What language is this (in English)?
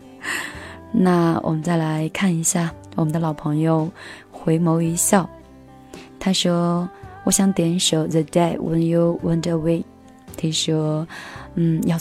Chinese